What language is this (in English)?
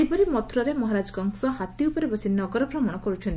Odia